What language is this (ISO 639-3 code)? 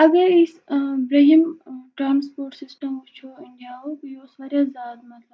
kas